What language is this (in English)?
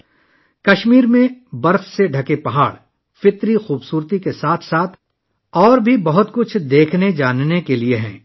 Urdu